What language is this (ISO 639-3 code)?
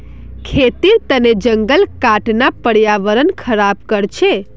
mag